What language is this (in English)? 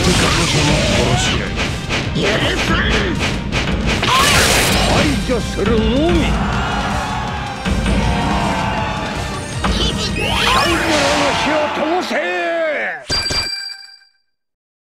Japanese